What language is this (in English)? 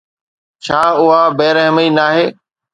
Sindhi